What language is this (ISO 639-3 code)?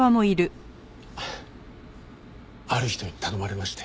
jpn